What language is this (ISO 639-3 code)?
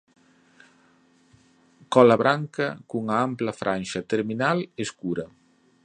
glg